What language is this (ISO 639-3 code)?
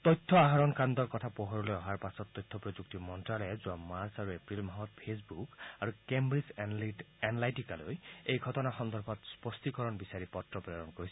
asm